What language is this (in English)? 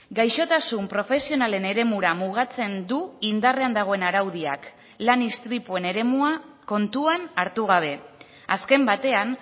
Basque